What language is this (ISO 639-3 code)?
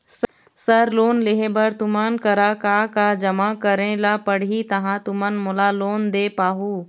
hne